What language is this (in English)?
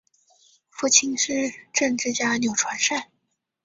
Chinese